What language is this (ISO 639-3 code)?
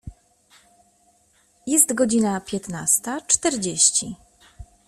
pol